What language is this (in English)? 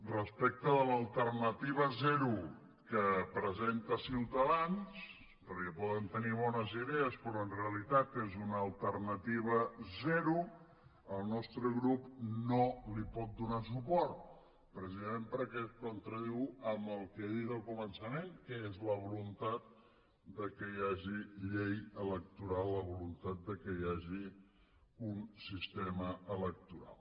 Catalan